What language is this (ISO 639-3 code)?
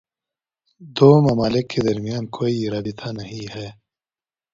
urd